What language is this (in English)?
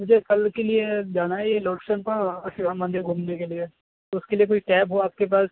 Urdu